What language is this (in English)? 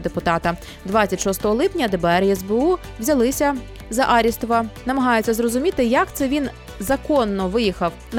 Ukrainian